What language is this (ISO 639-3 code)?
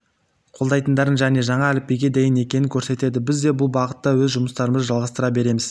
kaz